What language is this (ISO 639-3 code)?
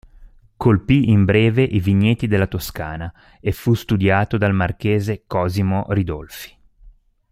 ita